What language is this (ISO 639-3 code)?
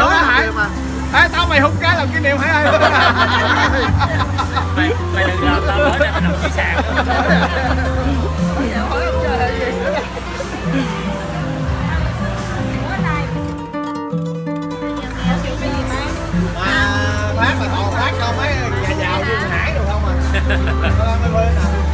vie